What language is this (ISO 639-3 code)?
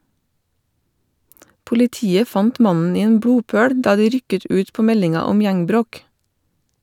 nor